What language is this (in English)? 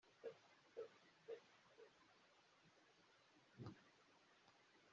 Kinyarwanda